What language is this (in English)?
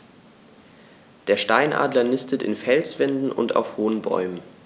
German